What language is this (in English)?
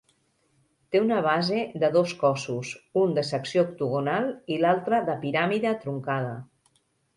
Catalan